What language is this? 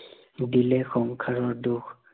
Assamese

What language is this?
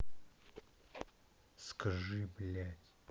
Russian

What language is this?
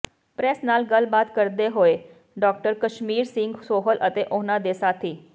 Punjabi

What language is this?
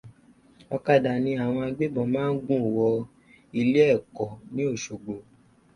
Yoruba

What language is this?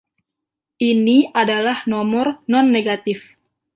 Indonesian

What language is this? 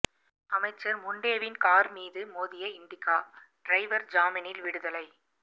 Tamil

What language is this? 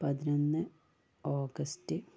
Malayalam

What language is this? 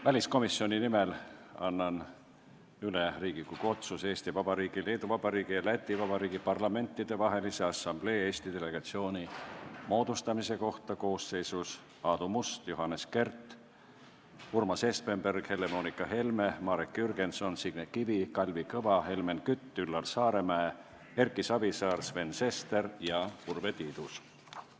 Estonian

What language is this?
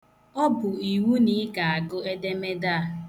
Igbo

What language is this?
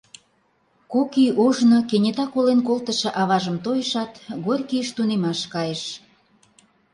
Mari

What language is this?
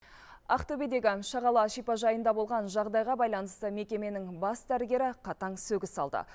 Kazakh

